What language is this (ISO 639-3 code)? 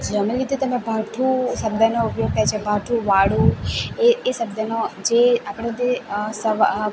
guj